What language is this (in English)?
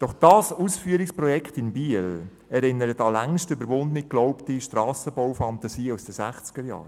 Swiss German